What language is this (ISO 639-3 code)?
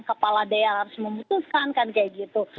ind